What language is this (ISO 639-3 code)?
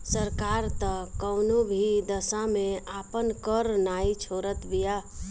bho